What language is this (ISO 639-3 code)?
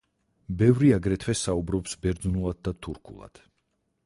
kat